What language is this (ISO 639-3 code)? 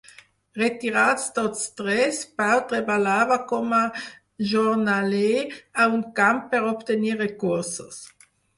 cat